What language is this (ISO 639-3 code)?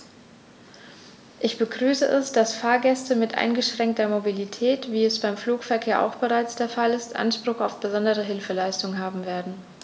deu